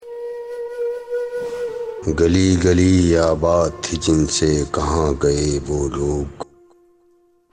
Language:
Urdu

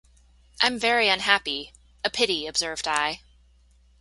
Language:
English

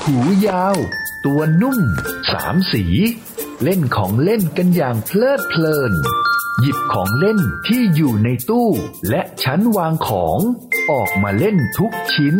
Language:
Thai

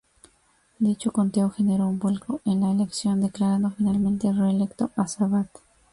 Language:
Spanish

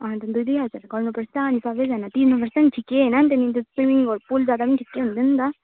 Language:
Nepali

